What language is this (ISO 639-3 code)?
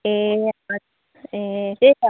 nep